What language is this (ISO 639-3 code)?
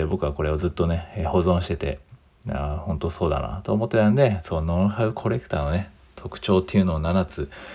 jpn